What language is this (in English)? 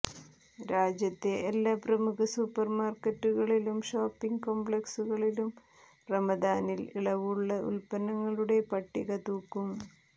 Malayalam